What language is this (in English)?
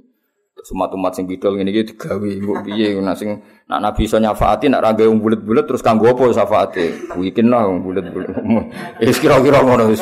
Malay